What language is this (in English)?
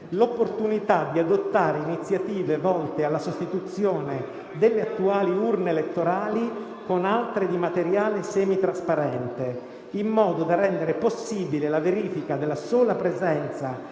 Italian